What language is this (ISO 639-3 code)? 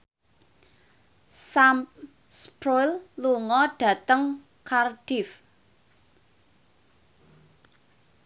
jav